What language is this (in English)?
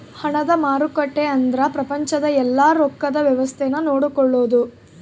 Kannada